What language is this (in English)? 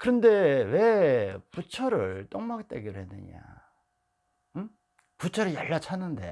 Korean